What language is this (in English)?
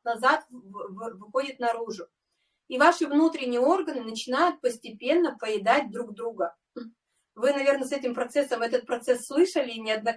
Russian